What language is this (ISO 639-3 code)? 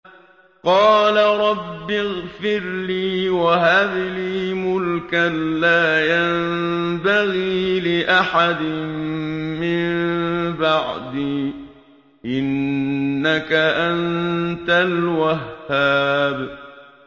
ara